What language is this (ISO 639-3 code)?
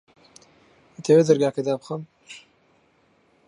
ckb